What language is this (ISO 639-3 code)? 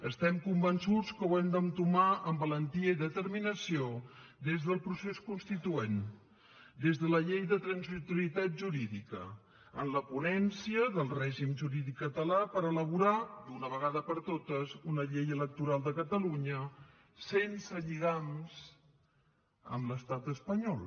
cat